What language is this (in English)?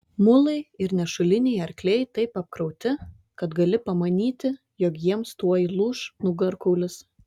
Lithuanian